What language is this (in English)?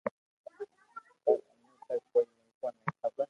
Loarki